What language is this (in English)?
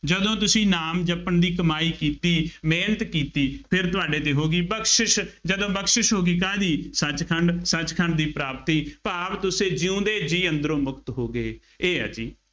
Punjabi